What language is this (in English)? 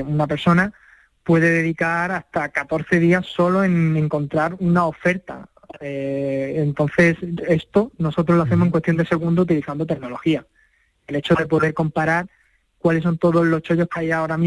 Spanish